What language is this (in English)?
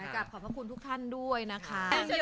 Thai